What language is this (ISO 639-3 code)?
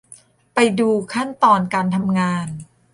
tha